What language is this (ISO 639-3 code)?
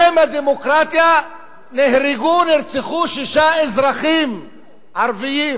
heb